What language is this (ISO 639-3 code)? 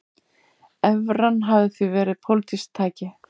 isl